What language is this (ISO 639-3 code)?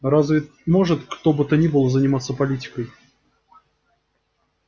rus